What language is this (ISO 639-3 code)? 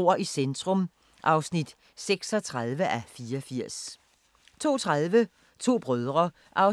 dan